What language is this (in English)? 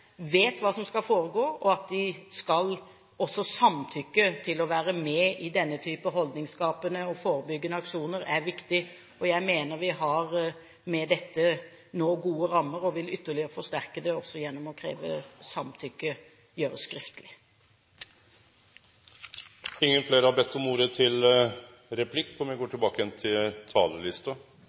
Norwegian